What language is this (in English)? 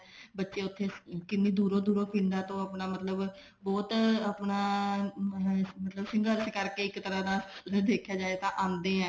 Punjabi